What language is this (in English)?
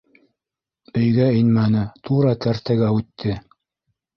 Bashkir